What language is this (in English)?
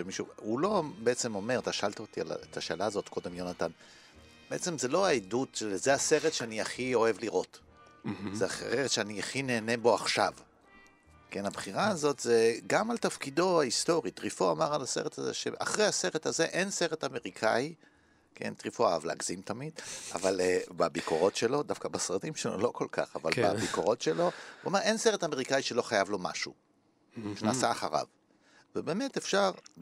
Hebrew